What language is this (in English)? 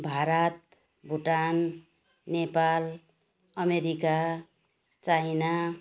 Nepali